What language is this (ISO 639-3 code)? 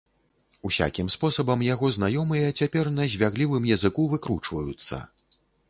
bel